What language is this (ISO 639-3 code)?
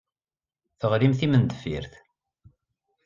kab